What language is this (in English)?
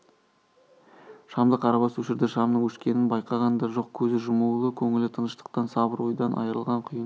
Kazakh